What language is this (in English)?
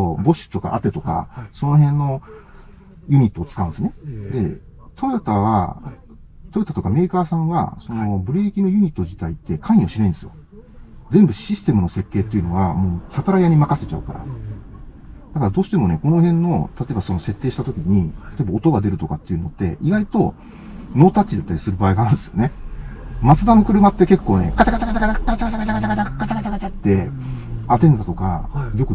Japanese